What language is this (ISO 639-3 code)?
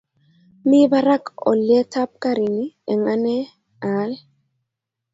kln